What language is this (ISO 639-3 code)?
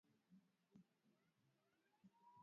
swa